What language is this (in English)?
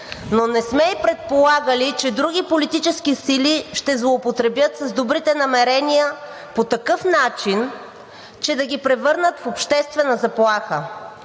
Bulgarian